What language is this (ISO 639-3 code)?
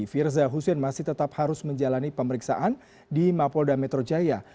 ind